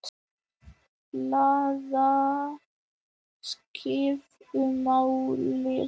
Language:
Icelandic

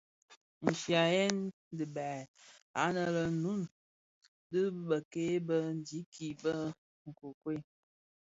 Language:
Bafia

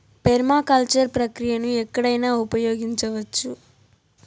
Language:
Telugu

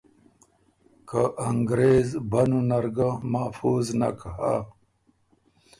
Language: Ormuri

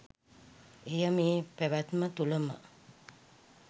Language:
Sinhala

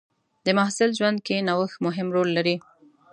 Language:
Pashto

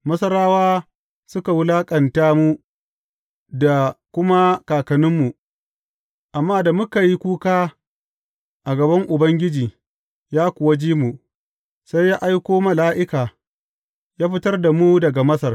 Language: Hausa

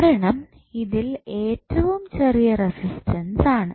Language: Malayalam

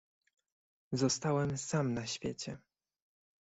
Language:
Polish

